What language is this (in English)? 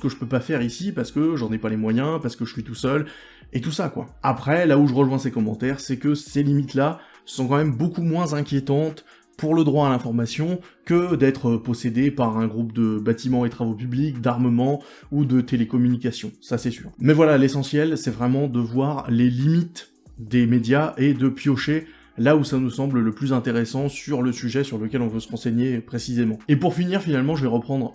French